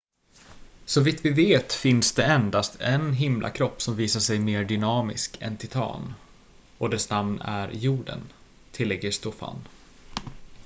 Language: Swedish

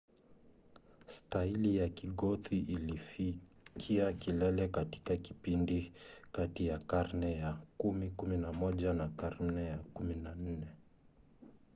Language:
Swahili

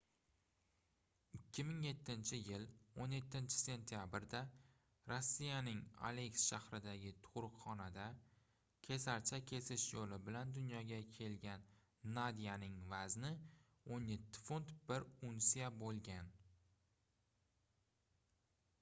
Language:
Uzbek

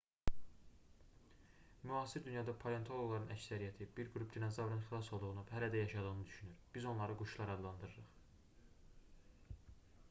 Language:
Azerbaijani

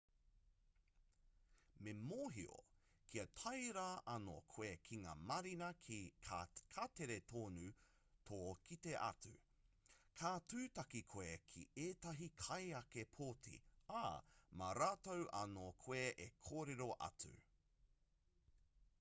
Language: Māori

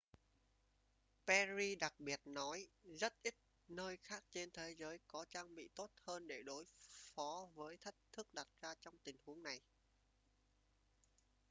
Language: Vietnamese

